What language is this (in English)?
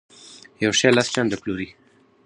Pashto